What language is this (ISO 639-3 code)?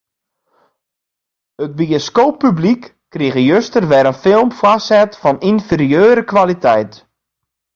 fry